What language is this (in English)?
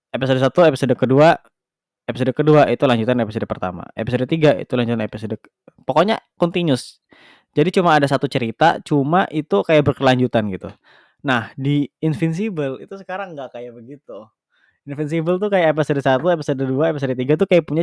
Indonesian